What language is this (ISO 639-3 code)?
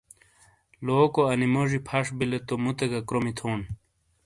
scl